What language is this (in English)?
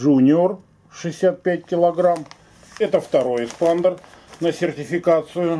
Russian